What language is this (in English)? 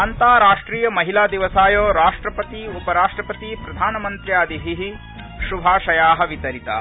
Sanskrit